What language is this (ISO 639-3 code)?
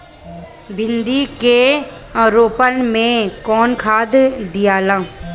bho